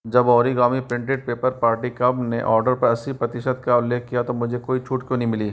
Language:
Hindi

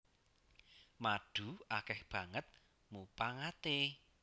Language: Javanese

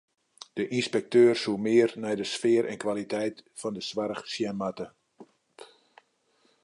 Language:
Western Frisian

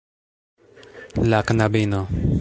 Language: Esperanto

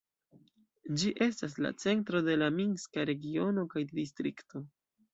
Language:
Esperanto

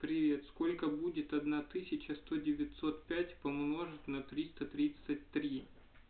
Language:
Russian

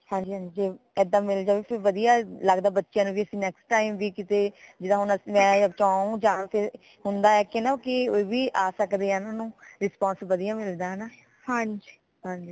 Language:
Punjabi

